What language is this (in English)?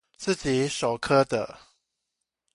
Chinese